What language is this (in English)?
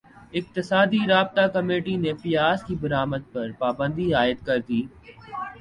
Urdu